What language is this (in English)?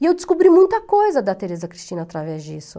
Portuguese